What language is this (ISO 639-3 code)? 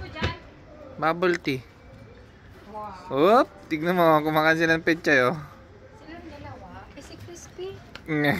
ind